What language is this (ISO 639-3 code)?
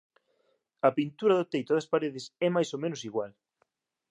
glg